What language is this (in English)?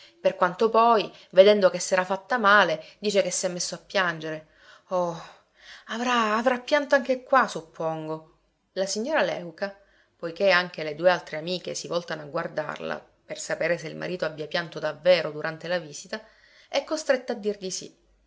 Italian